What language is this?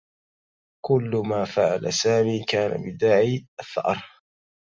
Arabic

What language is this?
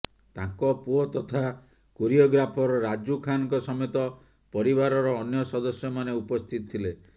Odia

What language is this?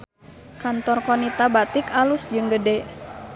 Sundanese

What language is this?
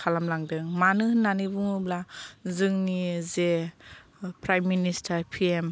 Bodo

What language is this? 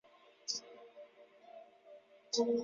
Chinese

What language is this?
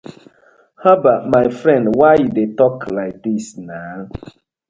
Nigerian Pidgin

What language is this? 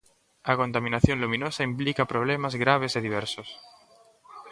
Galician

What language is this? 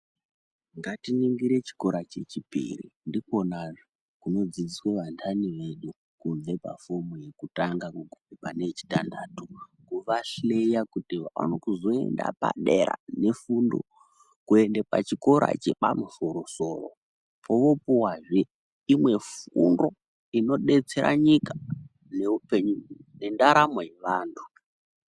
Ndau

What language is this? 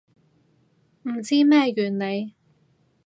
Cantonese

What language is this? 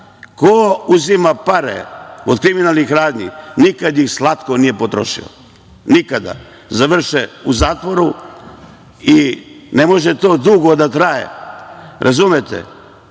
Serbian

